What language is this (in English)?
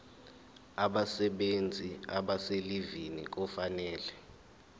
Zulu